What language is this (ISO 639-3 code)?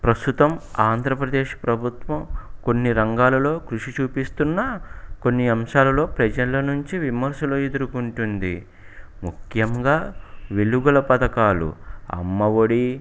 tel